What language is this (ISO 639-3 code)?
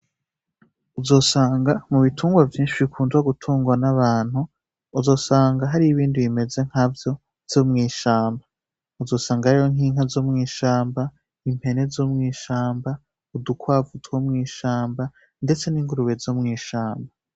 run